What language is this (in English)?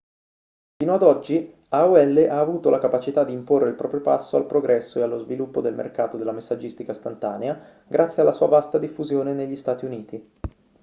Italian